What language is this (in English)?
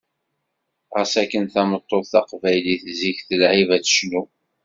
Kabyle